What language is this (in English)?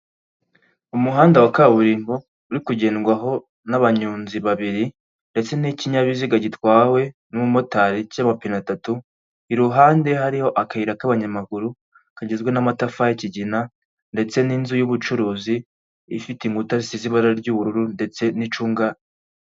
Kinyarwanda